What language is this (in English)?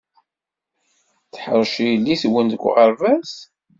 Kabyle